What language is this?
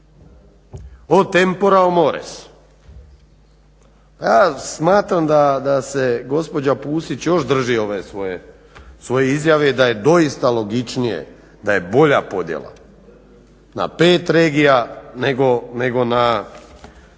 Croatian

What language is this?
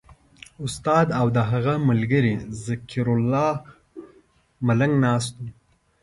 Pashto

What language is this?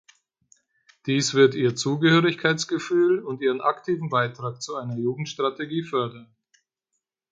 German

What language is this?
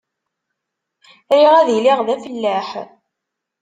Kabyle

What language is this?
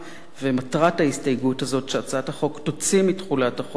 Hebrew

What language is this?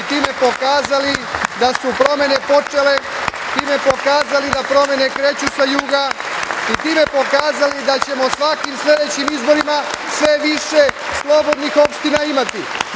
Serbian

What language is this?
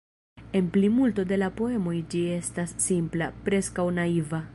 Esperanto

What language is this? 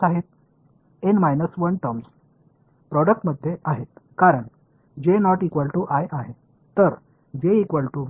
Tamil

